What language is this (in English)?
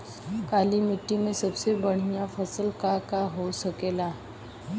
Bhojpuri